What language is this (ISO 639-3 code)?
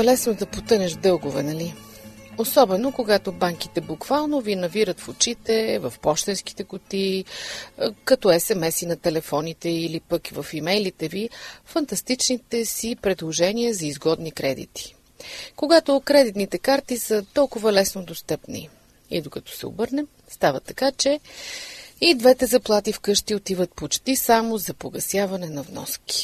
bul